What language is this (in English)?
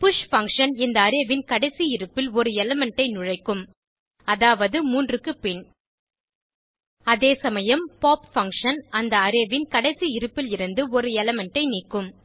Tamil